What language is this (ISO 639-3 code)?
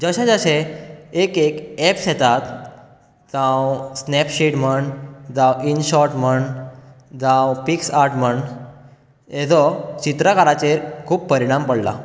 kok